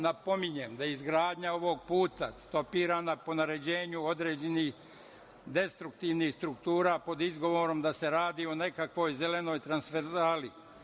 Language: Serbian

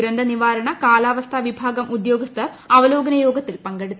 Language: Malayalam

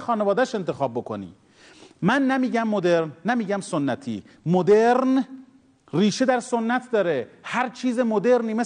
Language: Persian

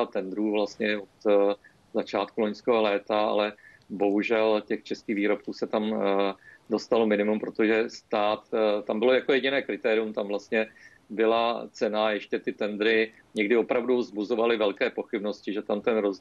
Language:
Czech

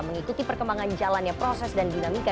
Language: Indonesian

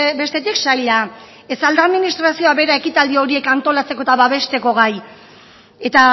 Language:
Basque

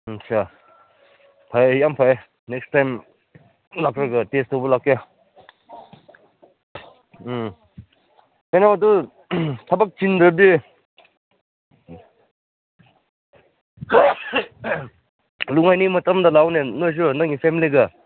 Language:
Manipuri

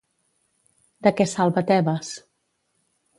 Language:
Catalan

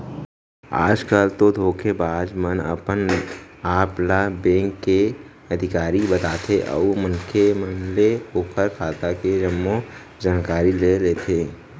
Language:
Chhattisgarhi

